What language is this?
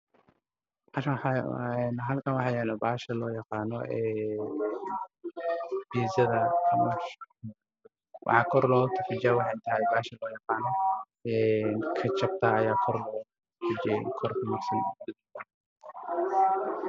Somali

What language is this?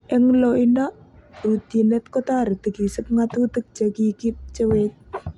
Kalenjin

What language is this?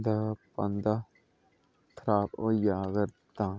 Dogri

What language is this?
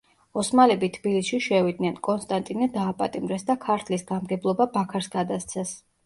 Georgian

